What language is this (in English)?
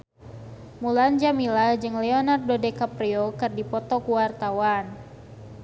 Sundanese